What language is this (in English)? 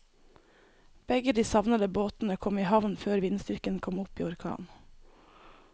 Norwegian